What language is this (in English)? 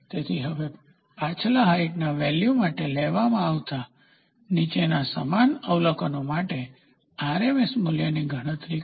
Gujarati